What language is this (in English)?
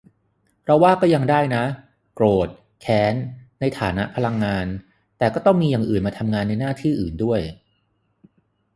Thai